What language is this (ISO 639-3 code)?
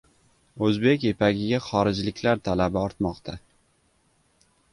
uzb